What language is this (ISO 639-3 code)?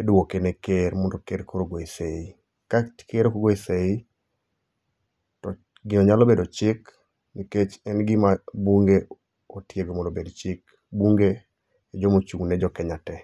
luo